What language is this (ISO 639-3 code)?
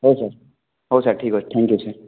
ori